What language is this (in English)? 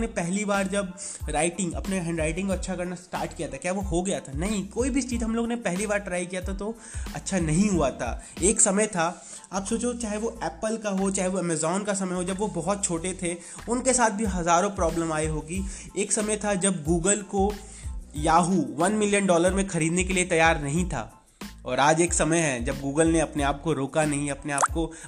Hindi